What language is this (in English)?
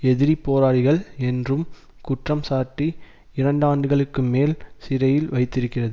Tamil